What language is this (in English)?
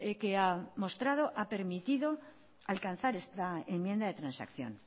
Spanish